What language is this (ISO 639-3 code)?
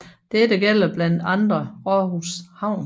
dan